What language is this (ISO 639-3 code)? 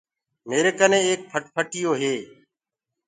ggg